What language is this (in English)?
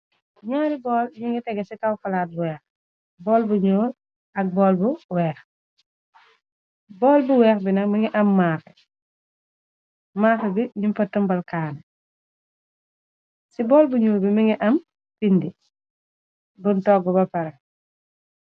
Wolof